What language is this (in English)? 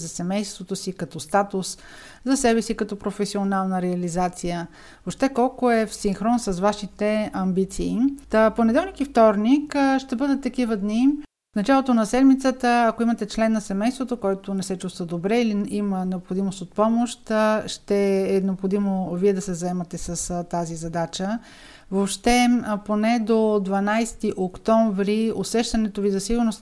Bulgarian